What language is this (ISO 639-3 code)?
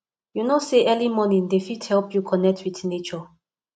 pcm